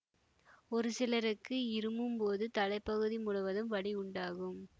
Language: Tamil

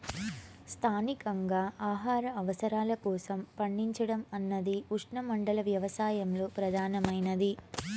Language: Telugu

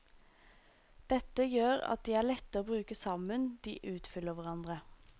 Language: Norwegian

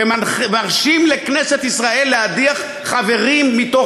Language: Hebrew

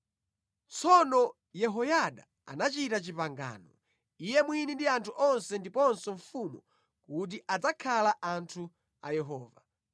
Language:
Nyanja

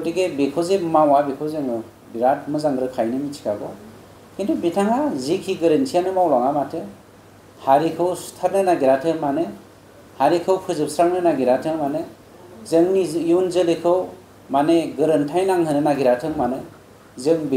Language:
English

